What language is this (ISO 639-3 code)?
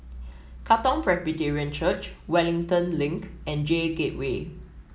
eng